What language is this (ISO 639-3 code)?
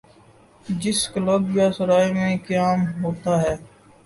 urd